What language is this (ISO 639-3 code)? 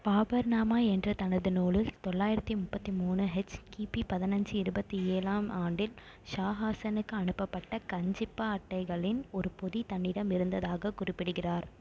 tam